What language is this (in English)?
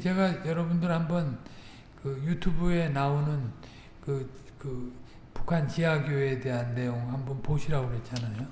Korean